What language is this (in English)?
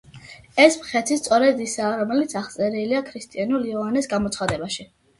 Georgian